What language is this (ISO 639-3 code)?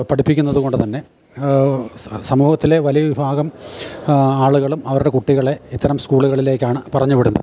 mal